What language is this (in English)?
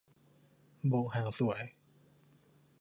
Thai